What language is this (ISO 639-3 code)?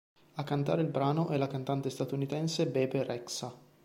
ita